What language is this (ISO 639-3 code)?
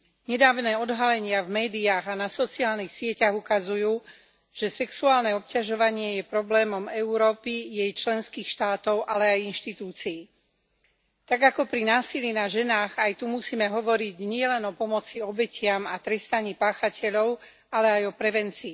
slk